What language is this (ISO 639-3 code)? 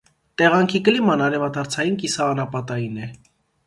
hye